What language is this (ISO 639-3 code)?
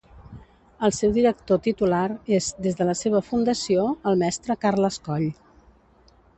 cat